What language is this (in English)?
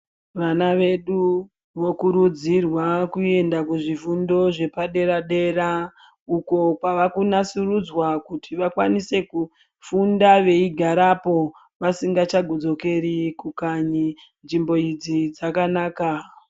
Ndau